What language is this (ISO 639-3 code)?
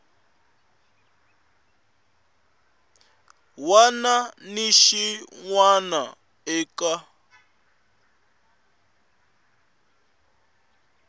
tso